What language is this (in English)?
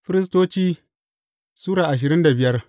Hausa